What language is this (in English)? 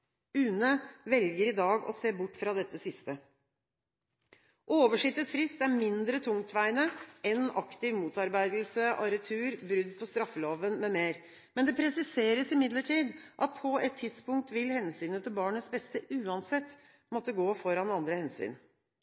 Norwegian Bokmål